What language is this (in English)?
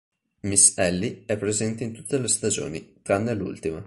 Italian